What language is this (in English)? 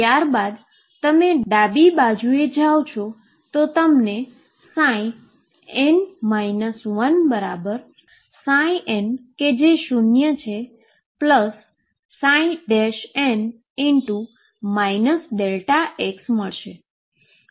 Gujarati